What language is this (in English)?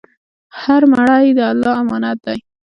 Pashto